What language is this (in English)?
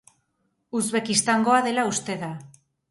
Basque